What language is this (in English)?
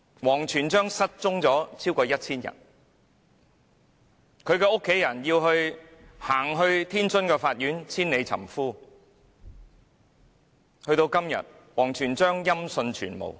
Cantonese